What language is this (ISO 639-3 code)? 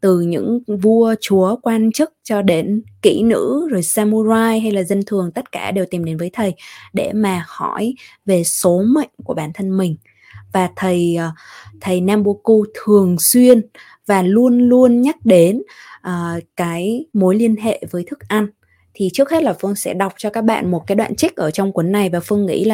vie